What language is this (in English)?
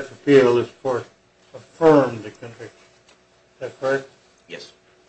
English